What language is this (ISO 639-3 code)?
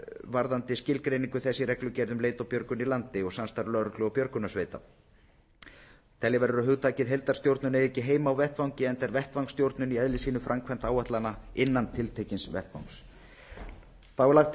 isl